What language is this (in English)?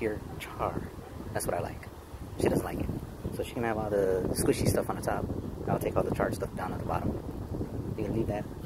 English